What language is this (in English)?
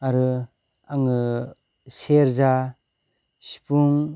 Bodo